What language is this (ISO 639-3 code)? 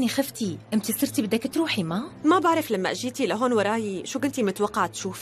ara